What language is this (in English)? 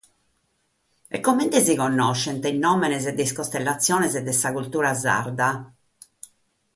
Sardinian